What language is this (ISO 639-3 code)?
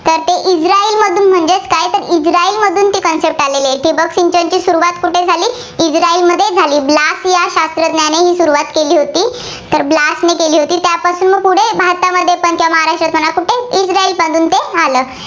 mar